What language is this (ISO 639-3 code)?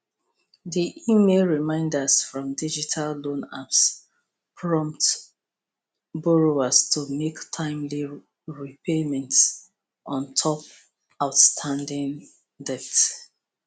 pcm